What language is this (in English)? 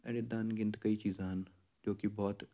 Punjabi